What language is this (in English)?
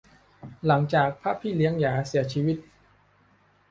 Thai